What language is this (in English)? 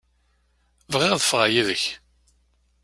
Kabyle